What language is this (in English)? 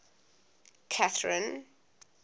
English